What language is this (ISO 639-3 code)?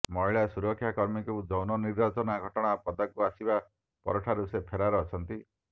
ori